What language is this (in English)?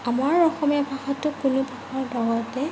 Assamese